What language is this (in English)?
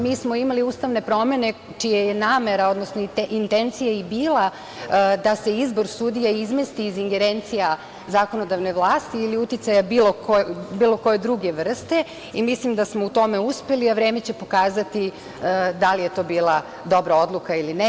Serbian